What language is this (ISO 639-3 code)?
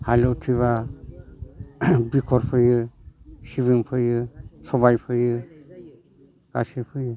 brx